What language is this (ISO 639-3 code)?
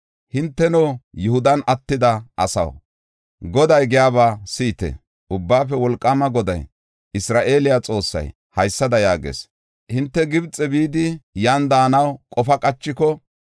gof